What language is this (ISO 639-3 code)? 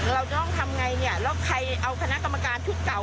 tha